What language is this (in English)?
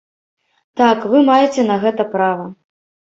Belarusian